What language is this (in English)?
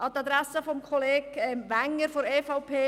Swiss German